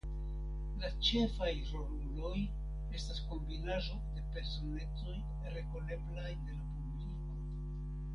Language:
Esperanto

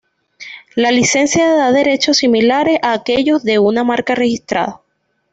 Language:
Spanish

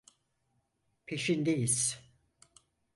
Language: Turkish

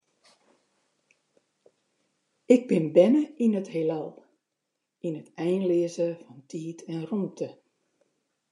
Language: Western Frisian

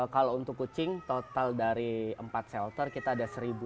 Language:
Indonesian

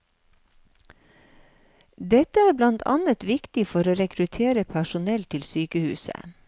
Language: Norwegian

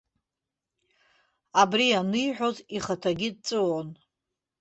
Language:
Abkhazian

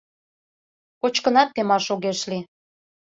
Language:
Mari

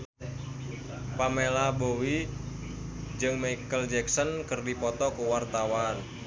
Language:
Sundanese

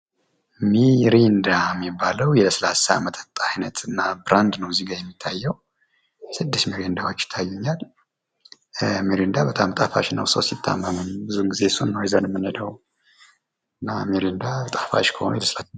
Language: Amharic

